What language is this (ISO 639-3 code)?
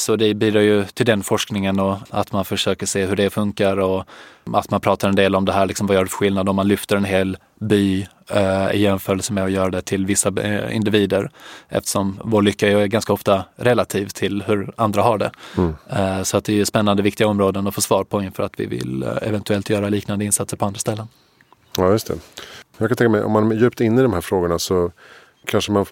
swe